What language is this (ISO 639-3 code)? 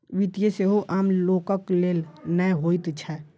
mai